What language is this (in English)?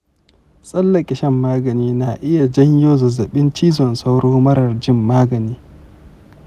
Hausa